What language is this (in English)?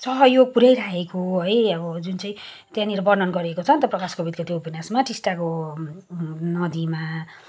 Nepali